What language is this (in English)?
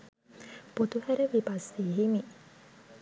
Sinhala